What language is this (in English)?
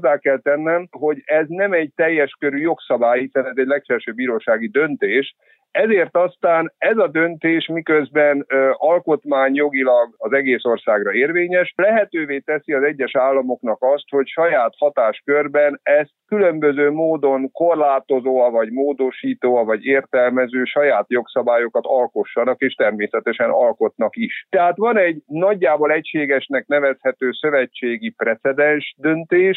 Hungarian